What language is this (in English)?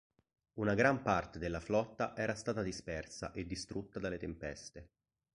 Italian